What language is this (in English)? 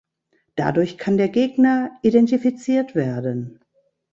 German